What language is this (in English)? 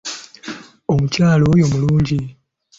Ganda